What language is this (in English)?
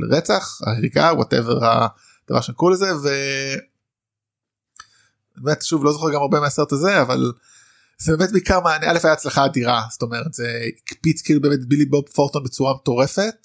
Hebrew